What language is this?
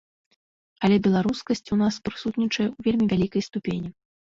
Belarusian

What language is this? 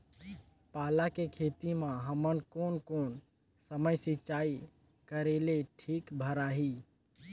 Chhattisgarhi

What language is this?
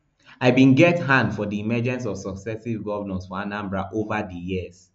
Nigerian Pidgin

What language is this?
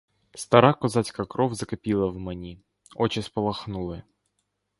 Ukrainian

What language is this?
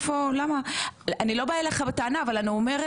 Hebrew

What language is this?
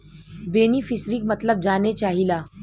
Bhojpuri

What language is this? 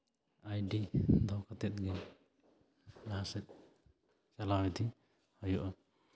Santali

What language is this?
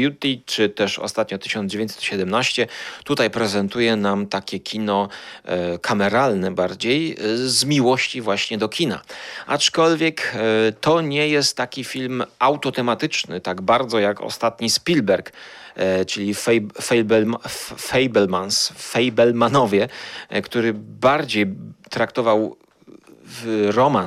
Polish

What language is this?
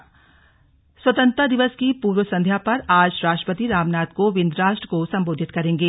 Hindi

